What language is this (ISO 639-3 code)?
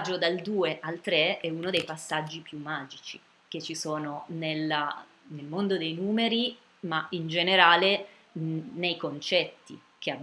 ita